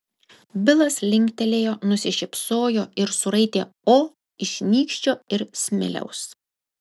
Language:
Lithuanian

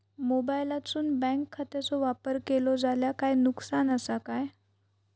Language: Marathi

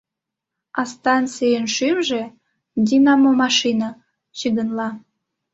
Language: Mari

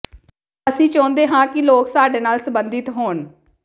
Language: Punjabi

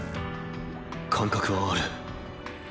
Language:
Japanese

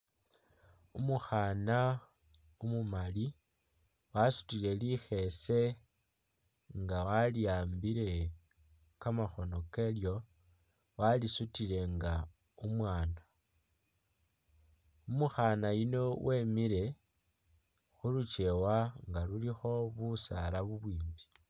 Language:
Masaaba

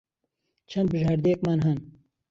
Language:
Central Kurdish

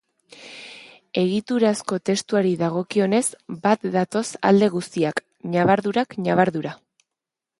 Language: Basque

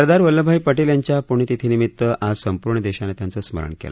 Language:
Marathi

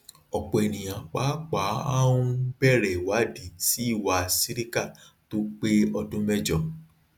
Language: Yoruba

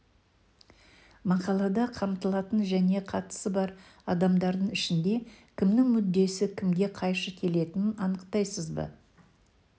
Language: Kazakh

